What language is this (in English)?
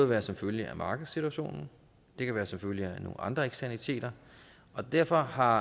Danish